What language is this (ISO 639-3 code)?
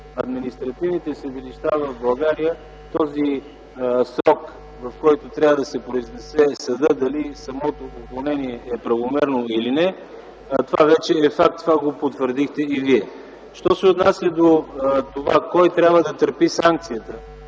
bul